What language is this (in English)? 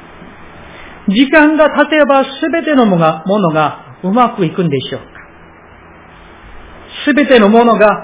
Japanese